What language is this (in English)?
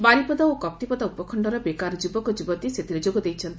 Odia